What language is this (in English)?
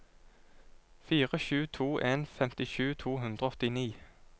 Norwegian